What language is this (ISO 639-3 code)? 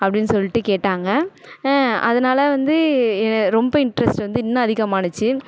tam